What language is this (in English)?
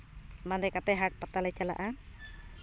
Santali